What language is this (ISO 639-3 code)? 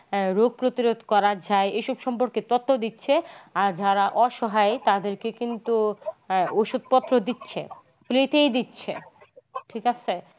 ben